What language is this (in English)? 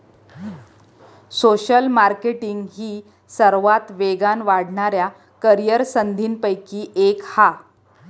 Marathi